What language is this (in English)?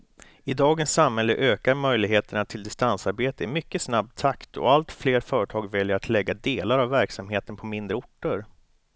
Swedish